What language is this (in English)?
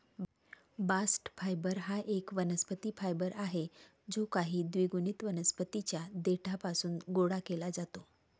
Marathi